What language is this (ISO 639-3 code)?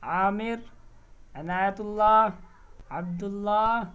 urd